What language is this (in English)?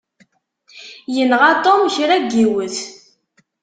Kabyle